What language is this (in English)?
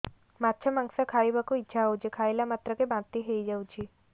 Odia